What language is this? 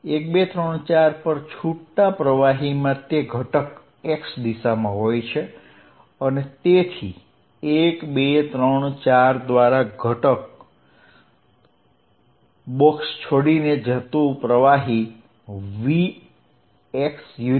Gujarati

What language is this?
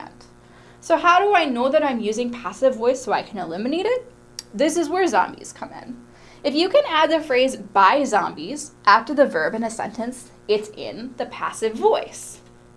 English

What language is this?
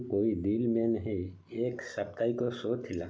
Odia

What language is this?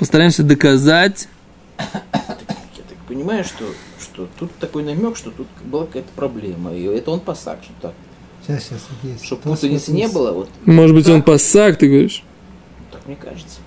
Russian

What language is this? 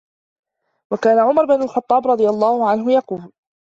Arabic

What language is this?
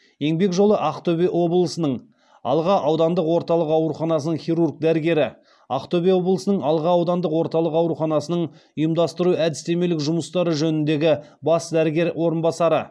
Kazakh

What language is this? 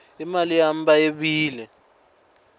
Swati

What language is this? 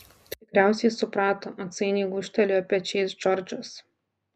Lithuanian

